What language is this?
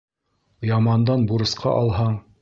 Bashkir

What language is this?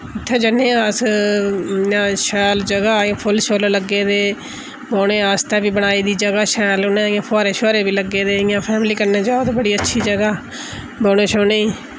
Dogri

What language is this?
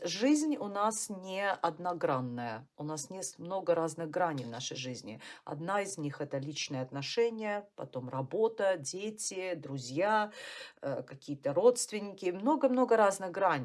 Russian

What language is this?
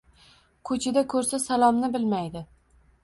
Uzbek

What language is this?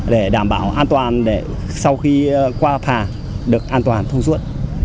Vietnamese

